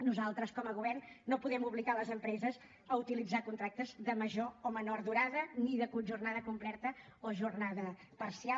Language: Catalan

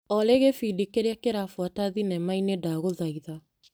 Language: Kikuyu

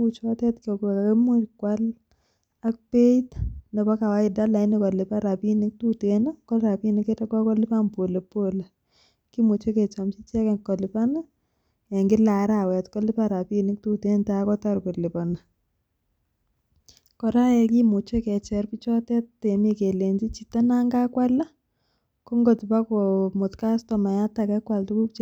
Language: Kalenjin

